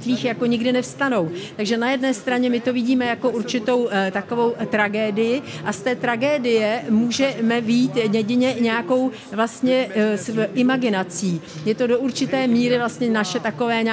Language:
Czech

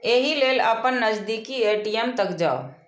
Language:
Maithili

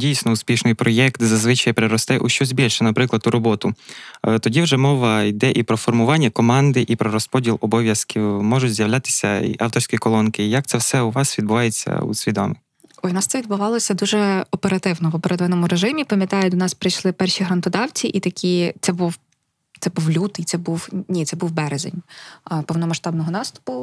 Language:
Ukrainian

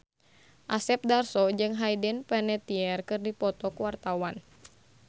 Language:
Sundanese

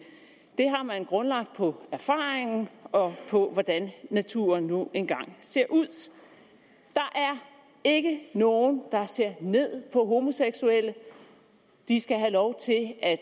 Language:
Danish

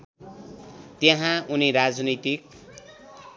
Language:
Nepali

